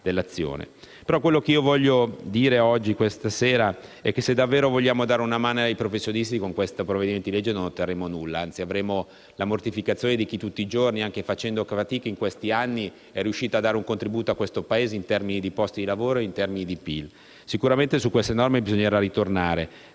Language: Italian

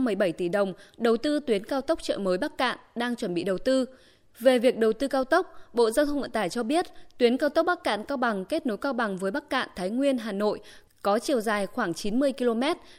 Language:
Vietnamese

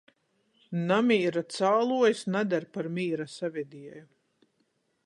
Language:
Latgalian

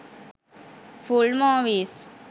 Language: Sinhala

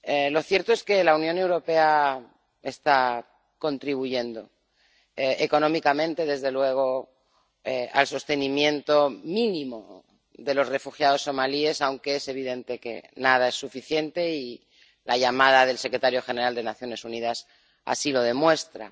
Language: Spanish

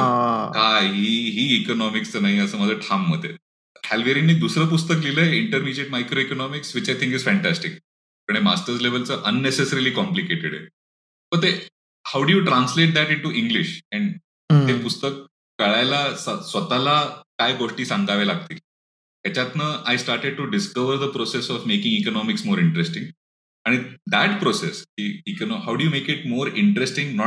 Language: Marathi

